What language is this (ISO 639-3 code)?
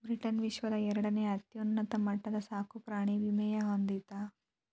kan